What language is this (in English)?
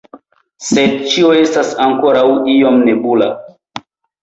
Esperanto